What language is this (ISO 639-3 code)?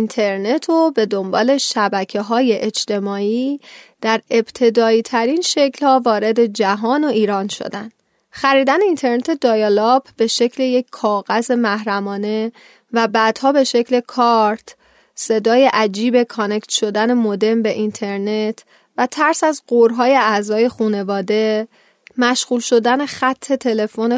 fas